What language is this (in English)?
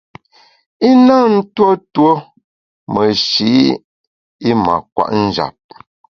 Bamun